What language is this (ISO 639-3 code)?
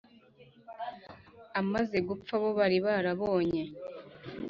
kin